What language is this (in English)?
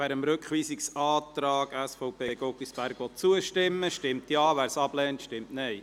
Swiss German